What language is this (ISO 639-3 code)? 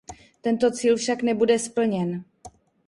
ces